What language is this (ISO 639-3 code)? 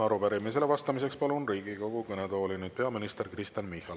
est